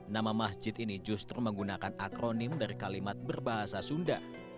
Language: Indonesian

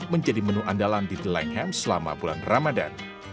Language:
Indonesian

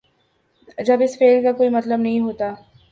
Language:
Urdu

